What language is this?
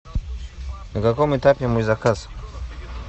Russian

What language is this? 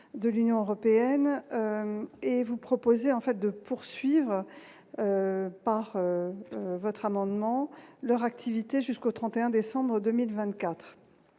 French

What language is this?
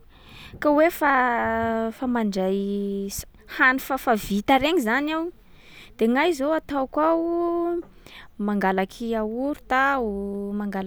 Sakalava Malagasy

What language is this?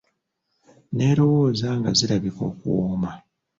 Ganda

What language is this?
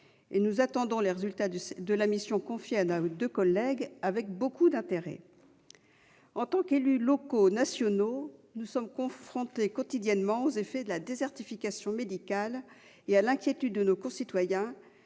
French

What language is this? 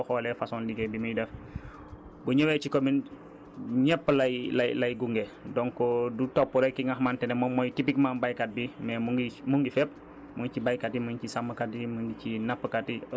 Wolof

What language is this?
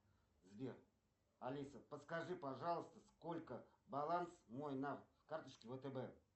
Russian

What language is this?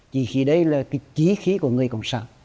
Vietnamese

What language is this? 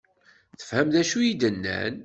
Kabyle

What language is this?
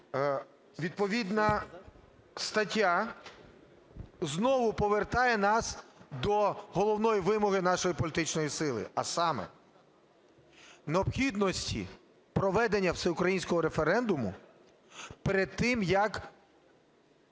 Ukrainian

